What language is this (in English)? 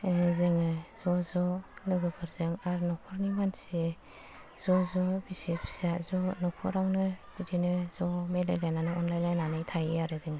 Bodo